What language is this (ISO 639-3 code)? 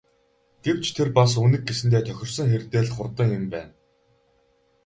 mon